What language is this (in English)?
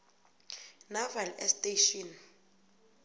South Ndebele